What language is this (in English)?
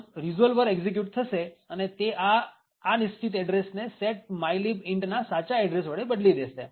Gujarati